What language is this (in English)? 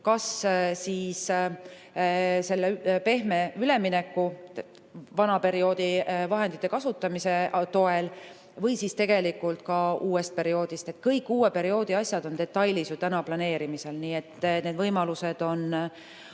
Estonian